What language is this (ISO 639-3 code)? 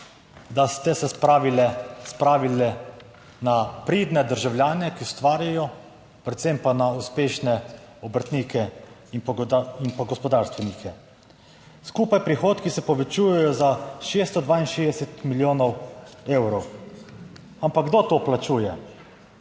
slv